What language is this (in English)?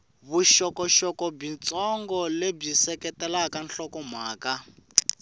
Tsonga